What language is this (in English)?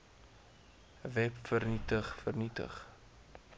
Afrikaans